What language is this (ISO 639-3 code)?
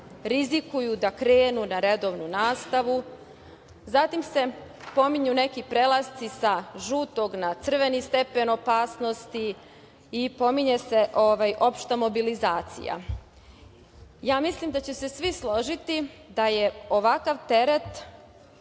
srp